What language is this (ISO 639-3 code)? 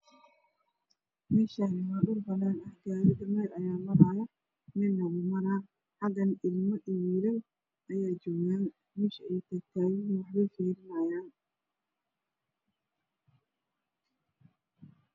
som